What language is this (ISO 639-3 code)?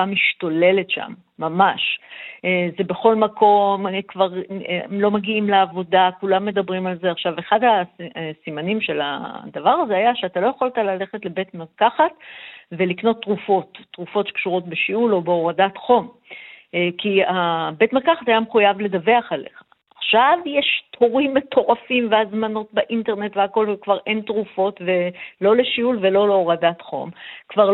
heb